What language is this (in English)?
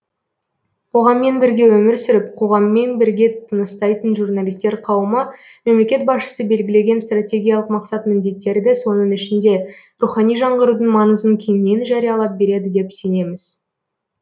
Kazakh